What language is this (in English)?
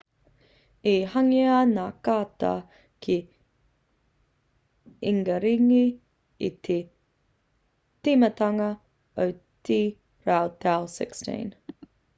Māori